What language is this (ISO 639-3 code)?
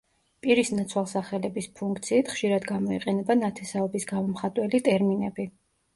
kat